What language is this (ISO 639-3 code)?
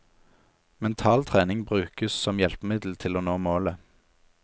nor